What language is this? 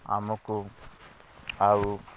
Odia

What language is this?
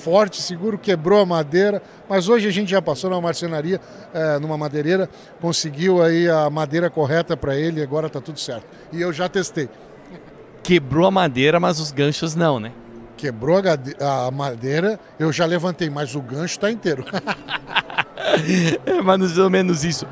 Portuguese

